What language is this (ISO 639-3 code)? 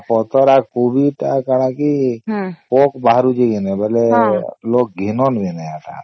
ori